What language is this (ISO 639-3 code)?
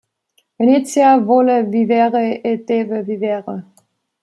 deu